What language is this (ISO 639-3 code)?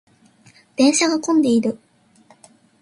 jpn